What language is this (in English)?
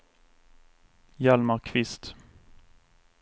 Swedish